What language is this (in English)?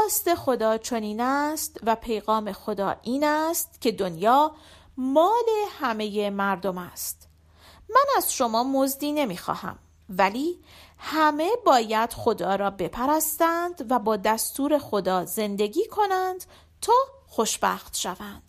Persian